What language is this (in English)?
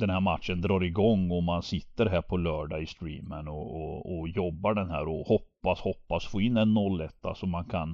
Swedish